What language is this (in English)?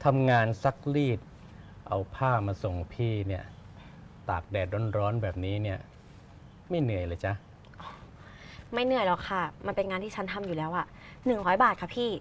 Thai